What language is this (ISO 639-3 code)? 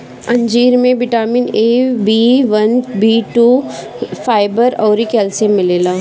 bho